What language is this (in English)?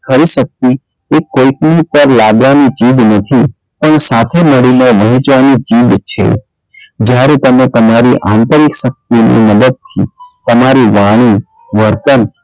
Gujarati